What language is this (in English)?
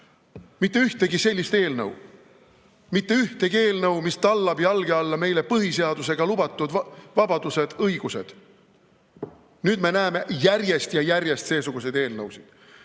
Estonian